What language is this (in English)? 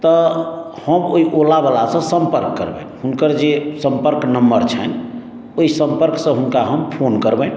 Maithili